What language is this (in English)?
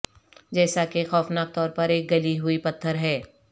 Urdu